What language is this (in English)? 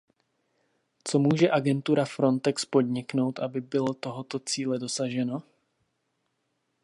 Czech